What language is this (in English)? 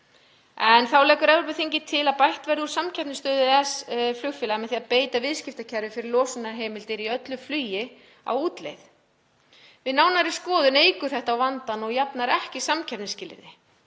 Icelandic